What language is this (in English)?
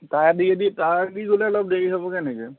Assamese